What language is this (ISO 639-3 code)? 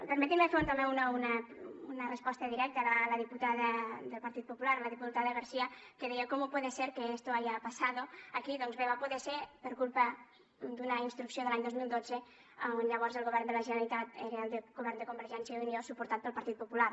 cat